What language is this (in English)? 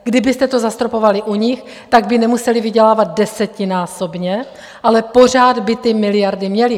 Czech